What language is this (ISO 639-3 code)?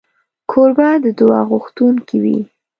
pus